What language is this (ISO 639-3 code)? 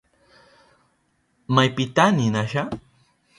qup